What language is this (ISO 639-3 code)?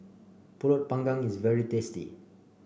eng